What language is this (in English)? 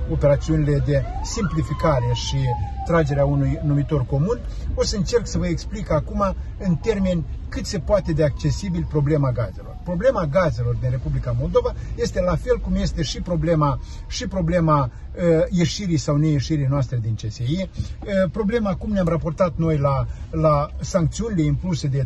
Romanian